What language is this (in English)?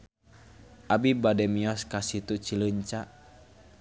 Sundanese